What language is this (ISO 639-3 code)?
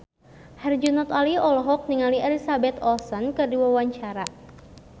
sun